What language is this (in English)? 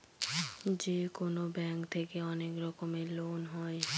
Bangla